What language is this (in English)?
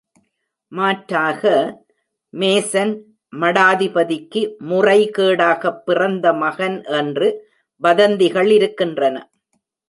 Tamil